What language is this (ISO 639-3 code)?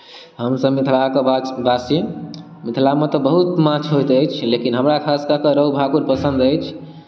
mai